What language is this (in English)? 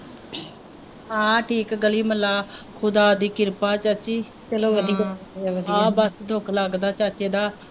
Punjabi